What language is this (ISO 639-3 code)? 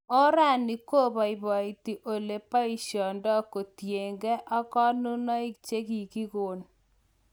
kln